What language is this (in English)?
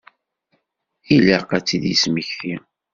Kabyle